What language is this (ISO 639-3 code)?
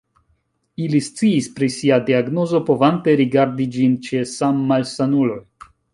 epo